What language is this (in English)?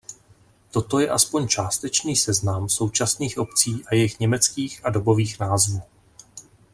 Czech